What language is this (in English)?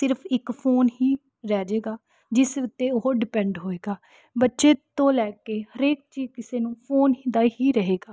Punjabi